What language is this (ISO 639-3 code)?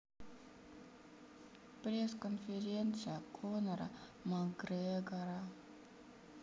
rus